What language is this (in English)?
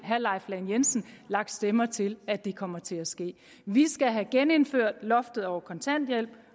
Danish